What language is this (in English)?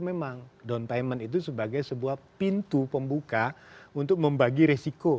Indonesian